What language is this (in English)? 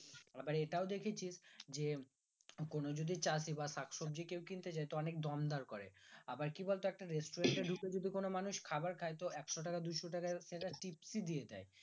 Bangla